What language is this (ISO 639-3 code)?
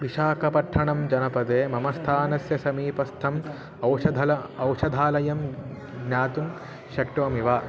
san